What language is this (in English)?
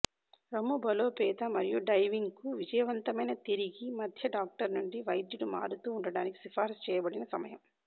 Telugu